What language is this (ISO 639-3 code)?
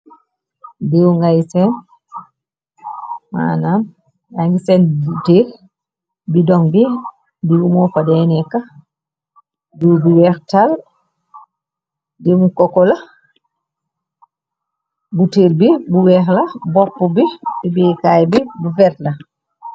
wol